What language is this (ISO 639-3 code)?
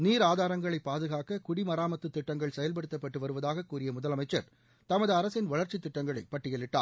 tam